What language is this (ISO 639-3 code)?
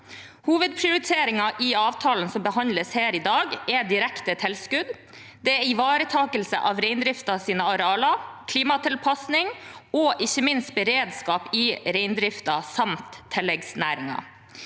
nor